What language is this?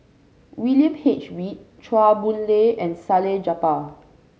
English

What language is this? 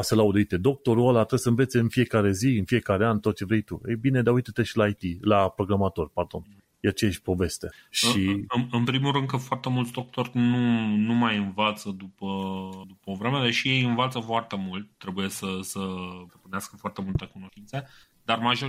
Romanian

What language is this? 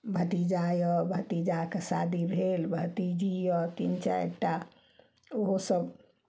Maithili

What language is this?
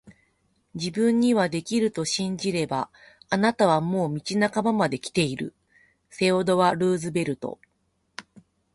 Japanese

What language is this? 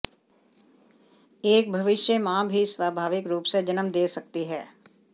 Hindi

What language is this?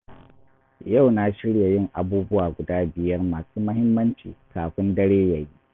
Hausa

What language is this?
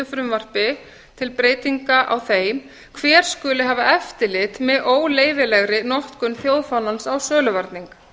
Icelandic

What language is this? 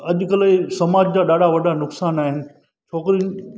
Sindhi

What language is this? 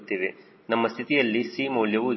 Kannada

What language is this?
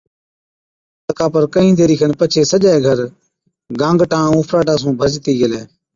Od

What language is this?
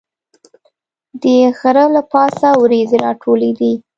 Pashto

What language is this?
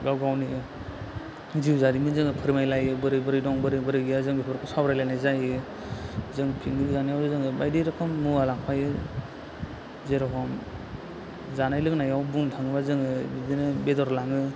Bodo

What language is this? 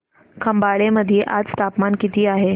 Marathi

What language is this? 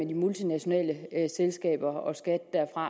Danish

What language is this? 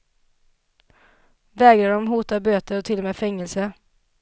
Swedish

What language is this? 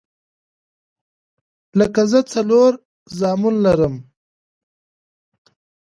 Pashto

